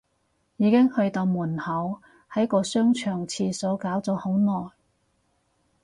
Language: Cantonese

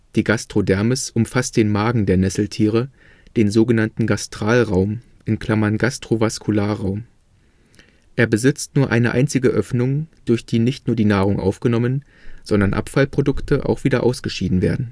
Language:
German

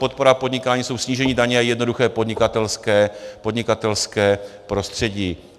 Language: Czech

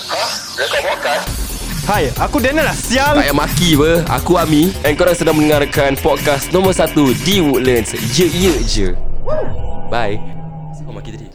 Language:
Malay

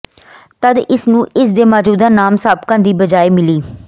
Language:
Punjabi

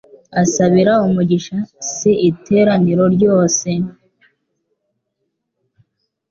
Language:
Kinyarwanda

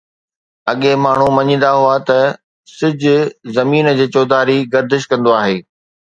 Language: Sindhi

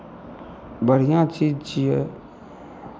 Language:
Maithili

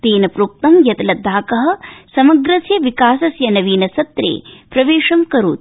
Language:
Sanskrit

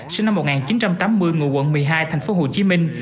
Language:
Vietnamese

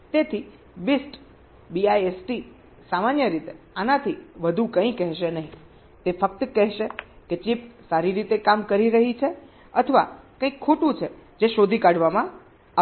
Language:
Gujarati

